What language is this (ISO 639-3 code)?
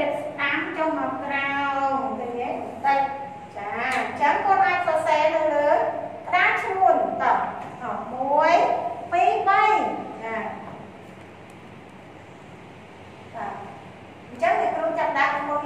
vie